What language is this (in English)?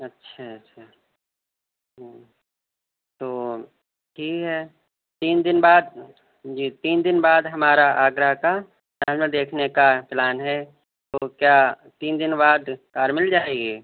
Urdu